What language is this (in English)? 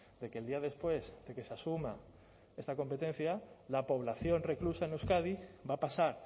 Spanish